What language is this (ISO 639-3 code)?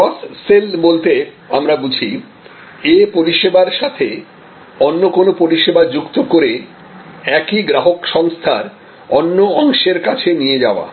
ben